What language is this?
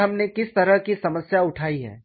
Hindi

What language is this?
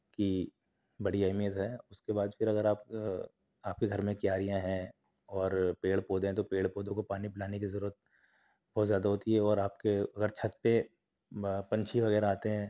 Urdu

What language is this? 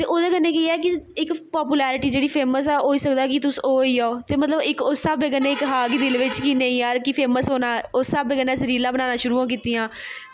Dogri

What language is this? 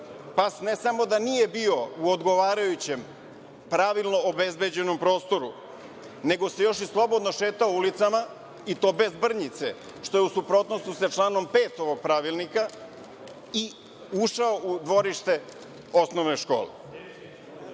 Serbian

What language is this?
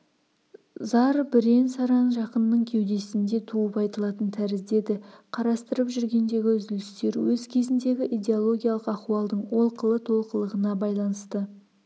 Kazakh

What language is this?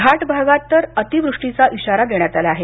Marathi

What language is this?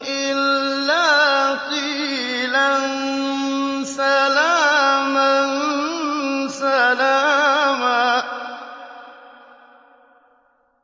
Arabic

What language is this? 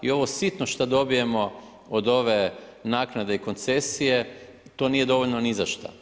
Croatian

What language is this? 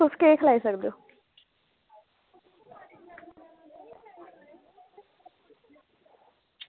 Dogri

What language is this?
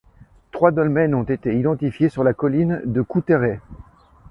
French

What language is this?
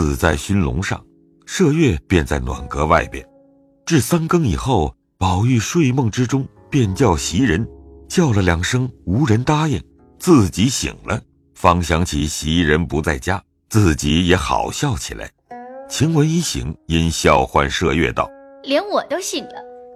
Chinese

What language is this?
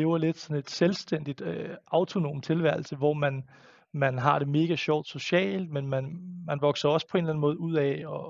Danish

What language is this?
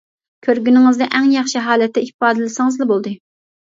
Uyghur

